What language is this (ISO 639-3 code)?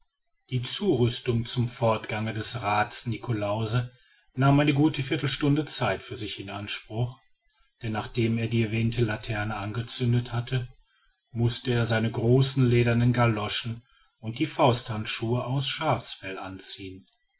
deu